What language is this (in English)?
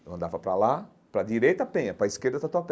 Portuguese